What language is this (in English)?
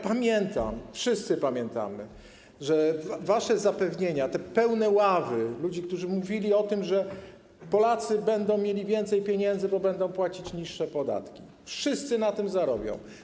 Polish